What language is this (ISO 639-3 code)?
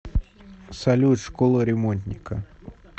rus